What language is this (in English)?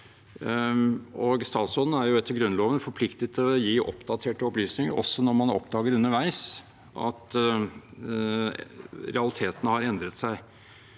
Norwegian